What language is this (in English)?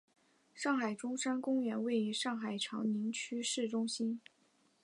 Chinese